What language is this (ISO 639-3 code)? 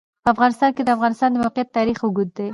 pus